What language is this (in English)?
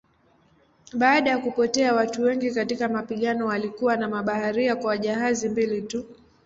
Swahili